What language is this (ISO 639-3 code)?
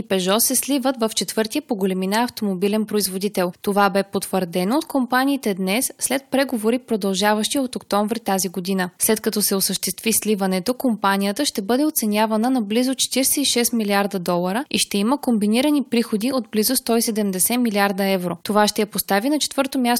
bul